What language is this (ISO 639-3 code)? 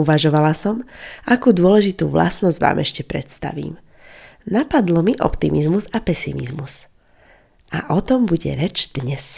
slk